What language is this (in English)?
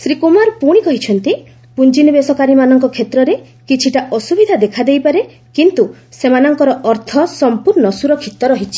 Odia